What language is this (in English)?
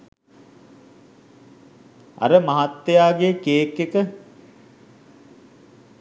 Sinhala